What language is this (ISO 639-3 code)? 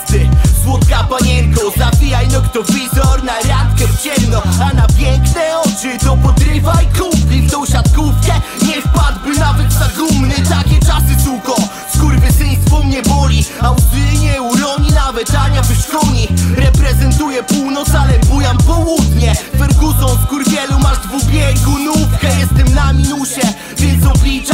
pol